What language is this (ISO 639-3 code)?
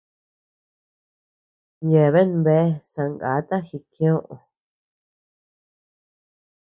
cux